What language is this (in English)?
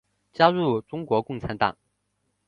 Chinese